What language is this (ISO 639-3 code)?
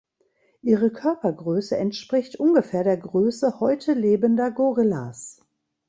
deu